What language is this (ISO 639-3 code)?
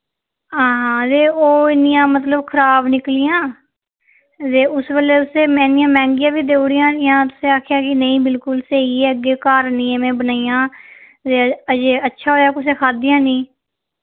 doi